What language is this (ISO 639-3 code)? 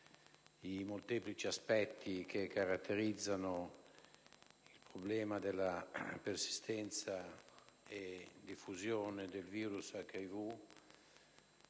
ita